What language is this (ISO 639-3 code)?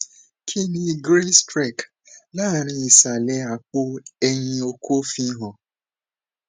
yor